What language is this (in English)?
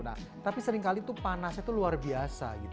Indonesian